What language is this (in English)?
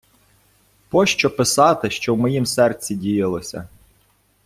Ukrainian